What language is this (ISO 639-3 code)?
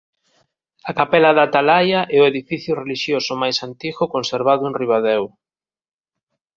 glg